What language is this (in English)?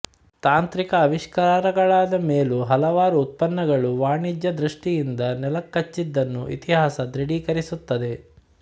Kannada